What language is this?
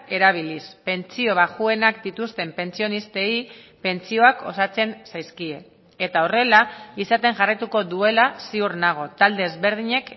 Basque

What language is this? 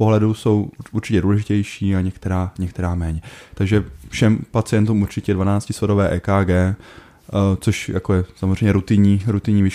Czech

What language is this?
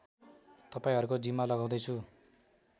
Nepali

